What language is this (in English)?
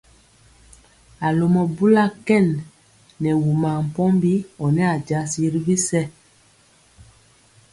Mpiemo